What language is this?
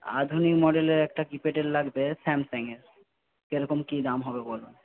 Bangla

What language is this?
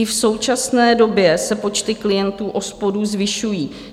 Czech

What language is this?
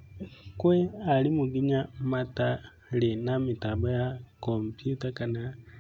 Kikuyu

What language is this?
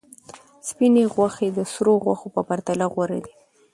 Pashto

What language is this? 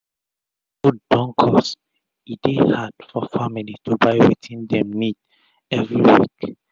Nigerian Pidgin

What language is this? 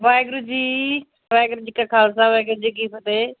Punjabi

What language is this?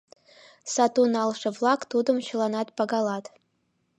Mari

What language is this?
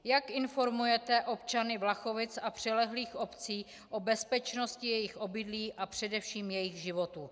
Czech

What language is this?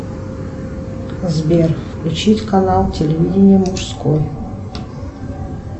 Russian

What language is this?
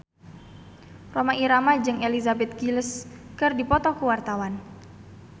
Sundanese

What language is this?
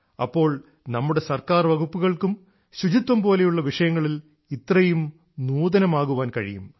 Malayalam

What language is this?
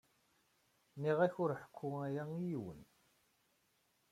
Kabyle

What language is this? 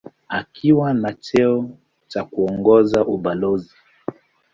Swahili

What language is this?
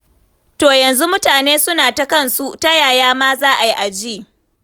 Hausa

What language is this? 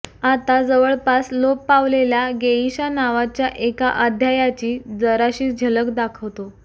Marathi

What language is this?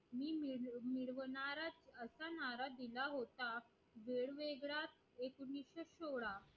Marathi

